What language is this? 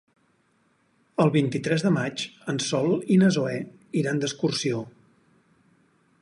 Catalan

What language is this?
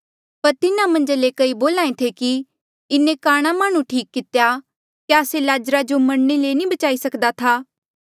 Mandeali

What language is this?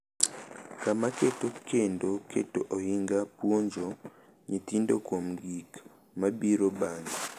Luo (Kenya and Tanzania)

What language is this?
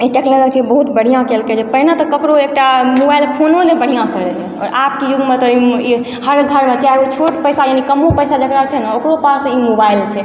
Maithili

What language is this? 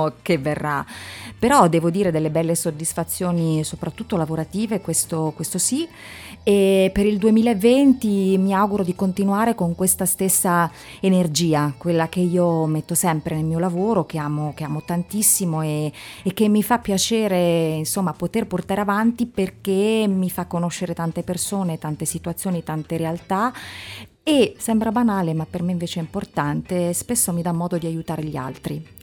Italian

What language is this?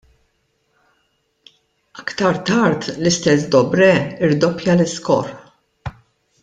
Maltese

